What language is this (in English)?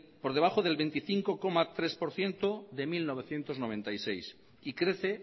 Spanish